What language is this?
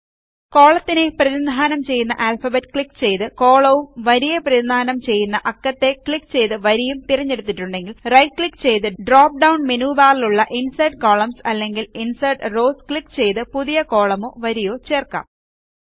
Malayalam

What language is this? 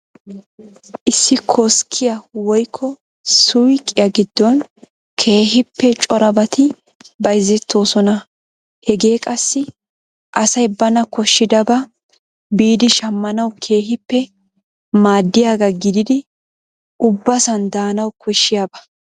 Wolaytta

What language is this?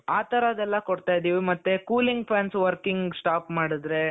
Kannada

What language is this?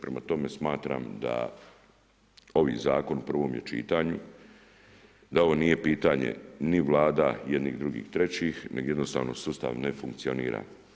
Croatian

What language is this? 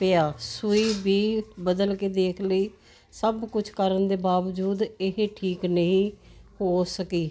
Punjabi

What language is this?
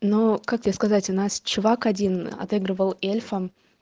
Russian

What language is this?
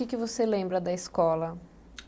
Portuguese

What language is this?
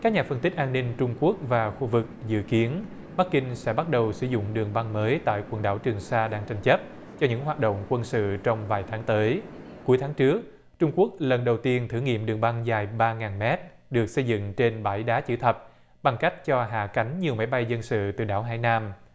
Vietnamese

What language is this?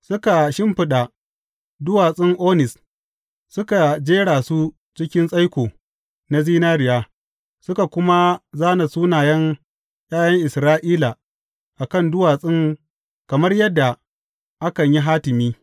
Hausa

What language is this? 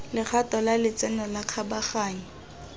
Tswana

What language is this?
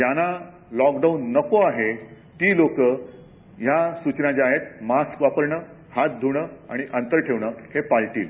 Marathi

